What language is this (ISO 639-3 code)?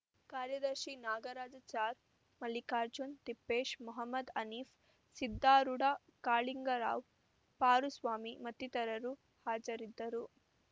kan